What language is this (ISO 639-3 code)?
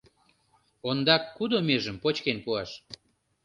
chm